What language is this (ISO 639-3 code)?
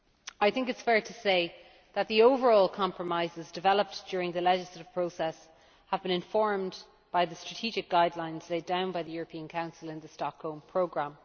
eng